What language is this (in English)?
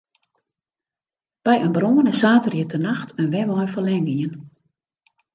Western Frisian